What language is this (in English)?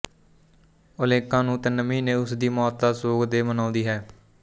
Punjabi